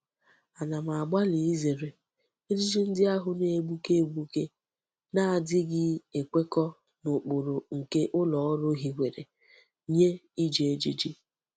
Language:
Igbo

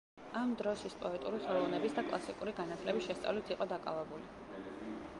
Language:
Georgian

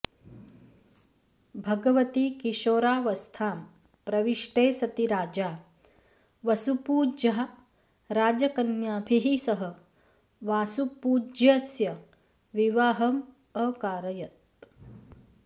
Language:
Sanskrit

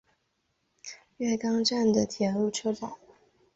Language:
Chinese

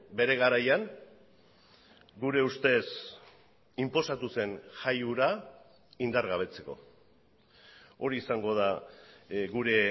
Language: Basque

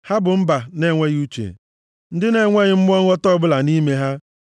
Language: Igbo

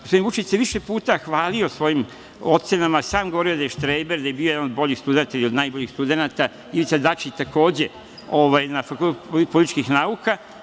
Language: Serbian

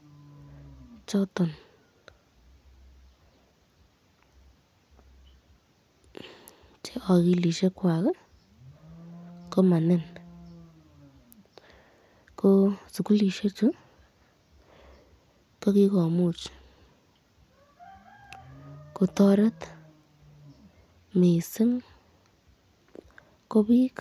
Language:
Kalenjin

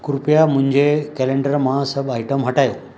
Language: Sindhi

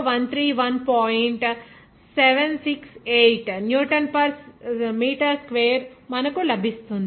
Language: Telugu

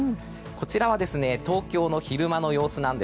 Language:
Japanese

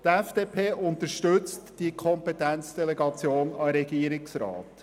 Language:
Swiss German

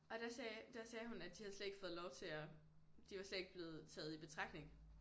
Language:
Danish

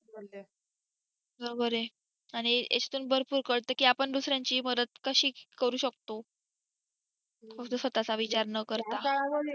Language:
Marathi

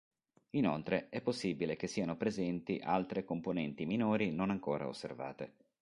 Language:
Italian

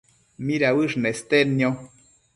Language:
Matsés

